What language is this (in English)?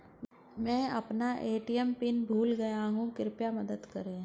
Hindi